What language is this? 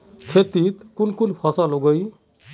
Magahi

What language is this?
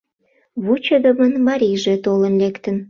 Mari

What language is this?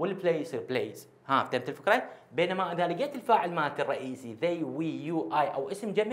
Arabic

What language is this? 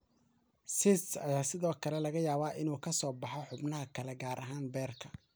Somali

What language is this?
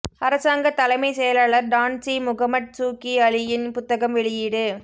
Tamil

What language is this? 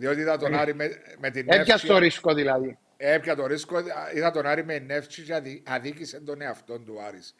Greek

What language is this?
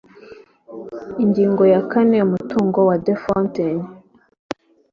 Kinyarwanda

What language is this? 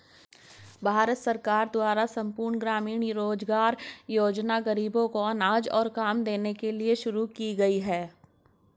Hindi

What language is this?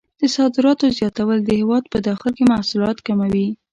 Pashto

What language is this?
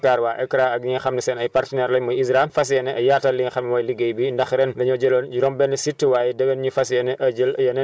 Wolof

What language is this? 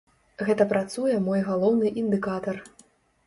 Belarusian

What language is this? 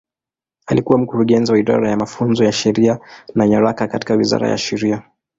Swahili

